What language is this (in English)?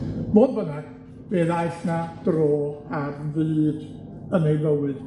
Welsh